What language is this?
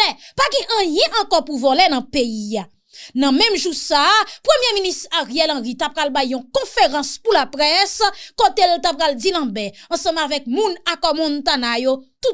French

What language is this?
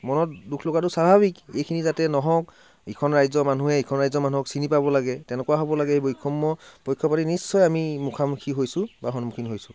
Assamese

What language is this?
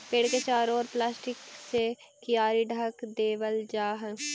Magahi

